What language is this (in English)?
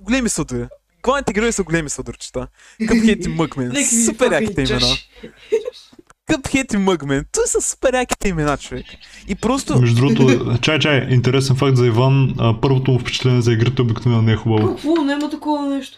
Bulgarian